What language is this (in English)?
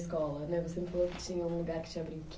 Portuguese